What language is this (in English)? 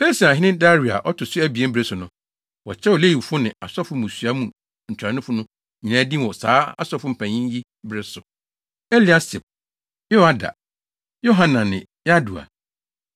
Akan